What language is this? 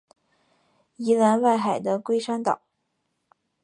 Chinese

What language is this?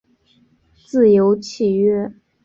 Chinese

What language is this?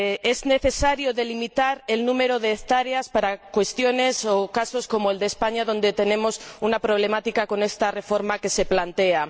Spanish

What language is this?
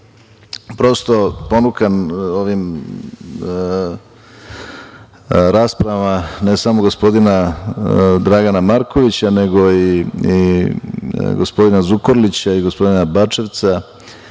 Serbian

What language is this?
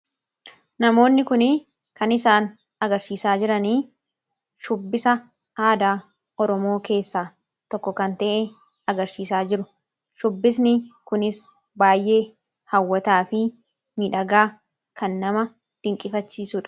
Oromo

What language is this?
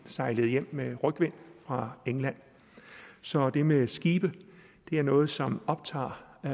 Danish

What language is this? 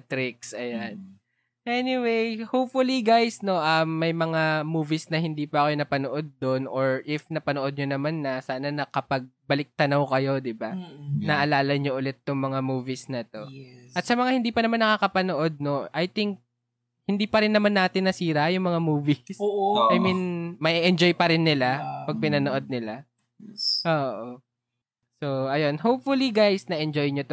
Filipino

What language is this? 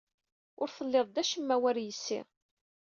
Kabyle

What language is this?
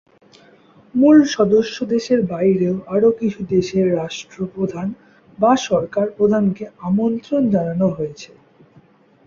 Bangla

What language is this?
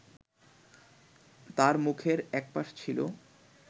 Bangla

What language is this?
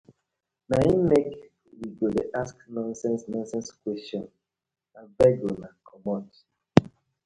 Nigerian Pidgin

